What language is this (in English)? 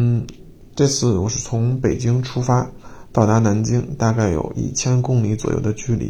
Chinese